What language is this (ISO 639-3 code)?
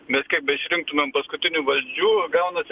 lit